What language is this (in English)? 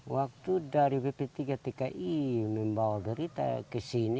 Indonesian